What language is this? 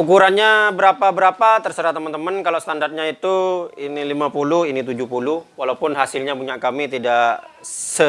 Indonesian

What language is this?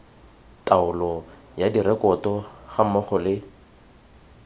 Tswana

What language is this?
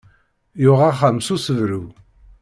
Kabyle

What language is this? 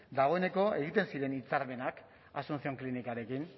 Basque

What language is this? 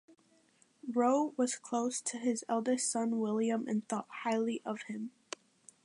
English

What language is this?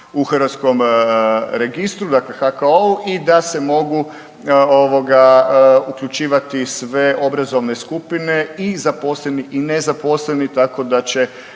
Croatian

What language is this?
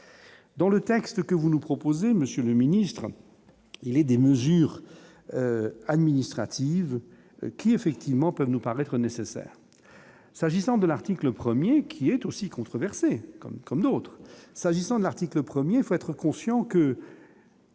French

